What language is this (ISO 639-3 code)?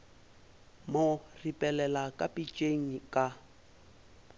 nso